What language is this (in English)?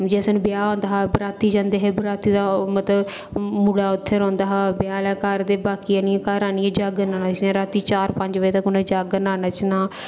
Dogri